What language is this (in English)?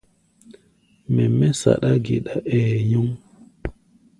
Gbaya